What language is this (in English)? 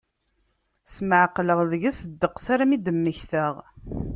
Kabyle